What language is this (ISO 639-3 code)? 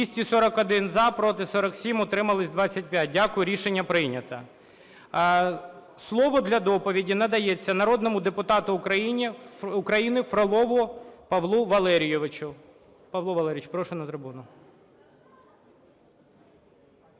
ukr